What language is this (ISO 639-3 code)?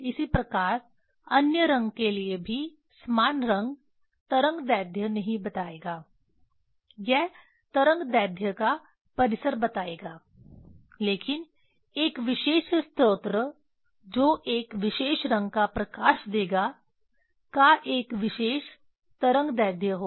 hin